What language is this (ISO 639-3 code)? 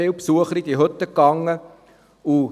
gsw